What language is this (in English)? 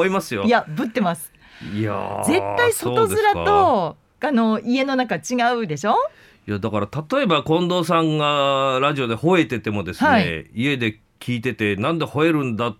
Japanese